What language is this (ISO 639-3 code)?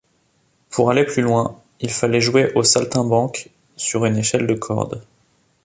fra